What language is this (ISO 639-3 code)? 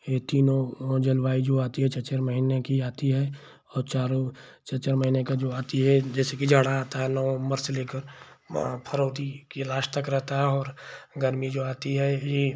hin